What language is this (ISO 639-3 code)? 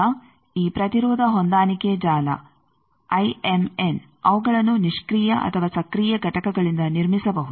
kan